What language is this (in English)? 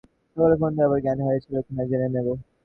Bangla